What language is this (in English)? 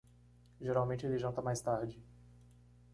Portuguese